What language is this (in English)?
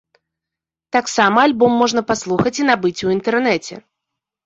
Belarusian